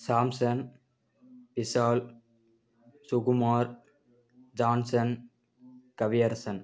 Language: Tamil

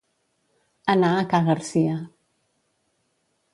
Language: Catalan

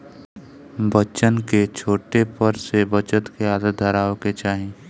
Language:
Bhojpuri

